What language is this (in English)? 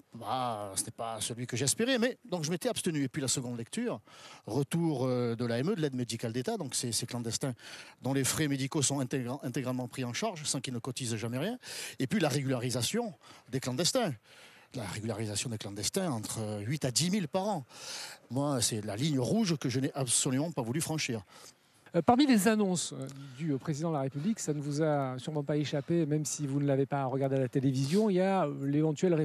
French